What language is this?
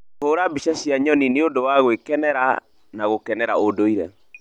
Kikuyu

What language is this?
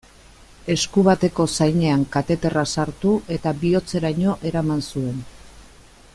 Basque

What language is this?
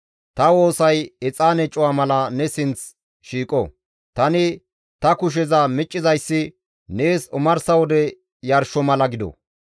Gamo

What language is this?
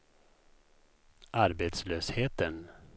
Swedish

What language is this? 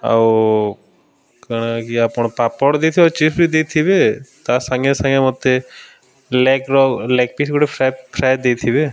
Odia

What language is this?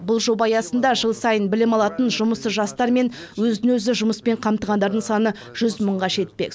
Kazakh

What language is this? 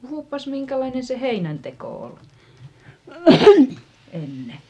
Finnish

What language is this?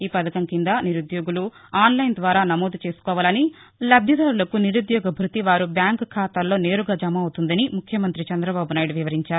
Telugu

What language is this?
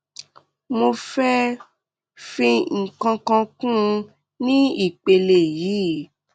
Yoruba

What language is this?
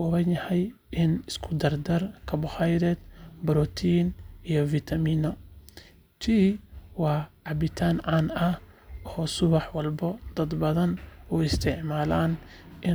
Somali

